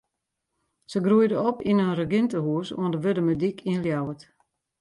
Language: Western Frisian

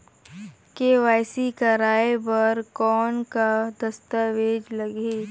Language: Chhattisgarhi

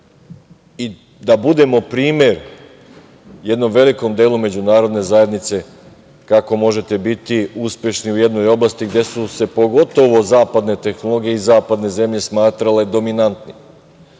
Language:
Serbian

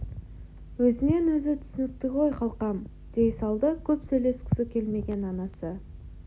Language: Kazakh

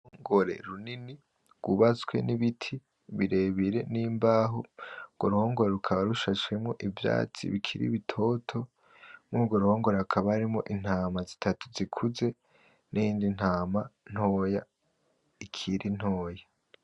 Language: Rundi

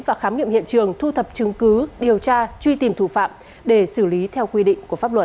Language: Vietnamese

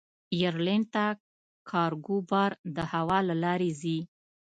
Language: Pashto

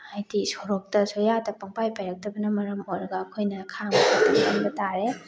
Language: Manipuri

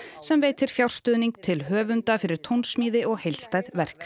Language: Icelandic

